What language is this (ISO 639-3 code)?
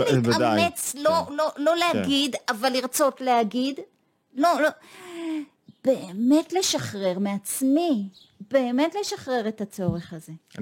heb